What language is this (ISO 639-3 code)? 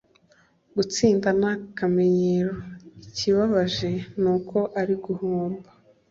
kin